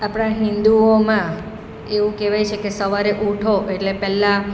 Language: Gujarati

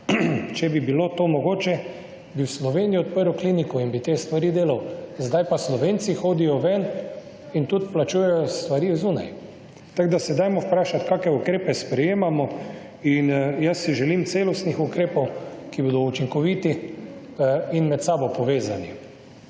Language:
Slovenian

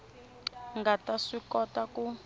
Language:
Tsonga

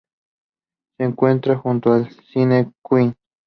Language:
Spanish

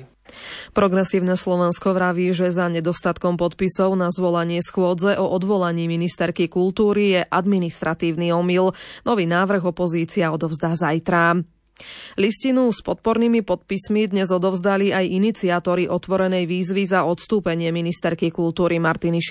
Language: Slovak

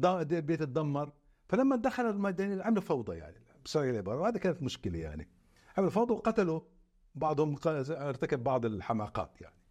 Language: Arabic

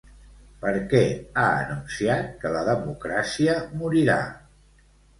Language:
Catalan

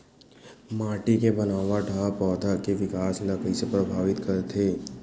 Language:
Chhattisgarhi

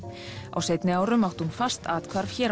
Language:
Icelandic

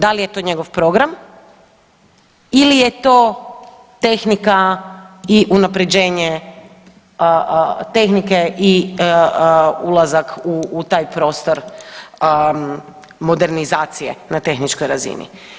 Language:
Croatian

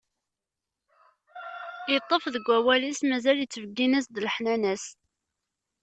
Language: Kabyle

